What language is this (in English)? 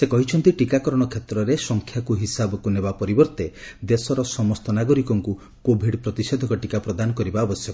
Odia